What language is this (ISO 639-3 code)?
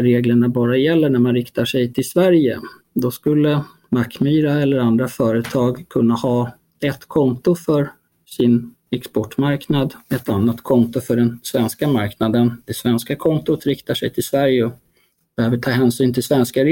swe